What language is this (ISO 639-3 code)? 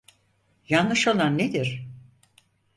tur